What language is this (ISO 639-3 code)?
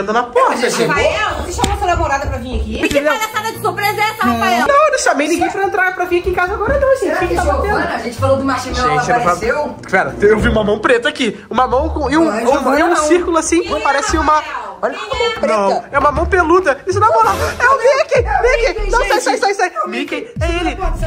por